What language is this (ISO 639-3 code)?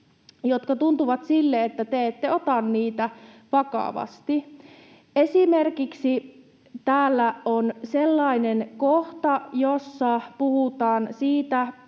fin